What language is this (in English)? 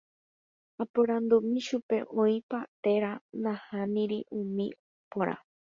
Guarani